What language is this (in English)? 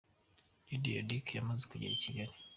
Kinyarwanda